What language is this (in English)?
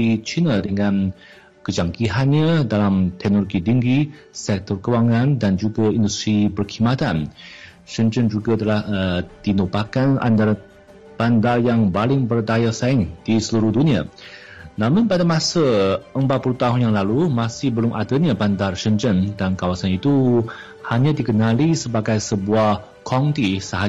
Malay